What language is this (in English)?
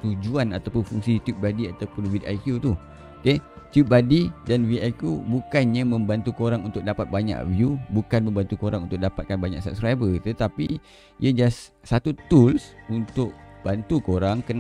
Malay